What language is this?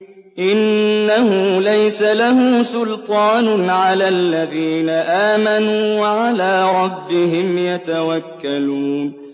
Arabic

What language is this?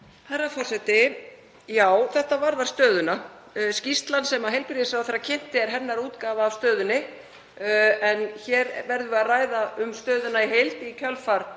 Icelandic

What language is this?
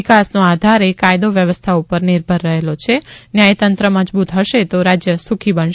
Gujarati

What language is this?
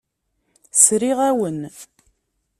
Kabyle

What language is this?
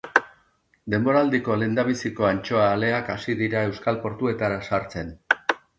Basque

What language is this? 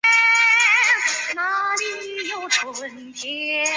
Chinese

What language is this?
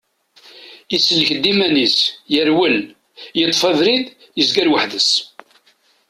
Kabyle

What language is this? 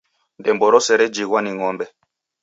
Taita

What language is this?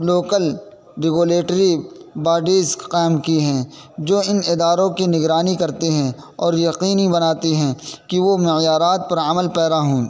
Urdu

